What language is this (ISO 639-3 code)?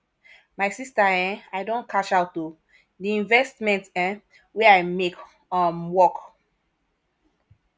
pcm